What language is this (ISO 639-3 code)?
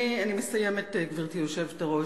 heb